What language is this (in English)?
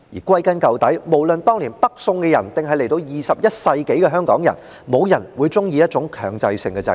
Cantonese